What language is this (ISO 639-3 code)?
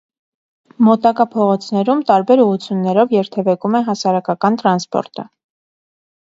hye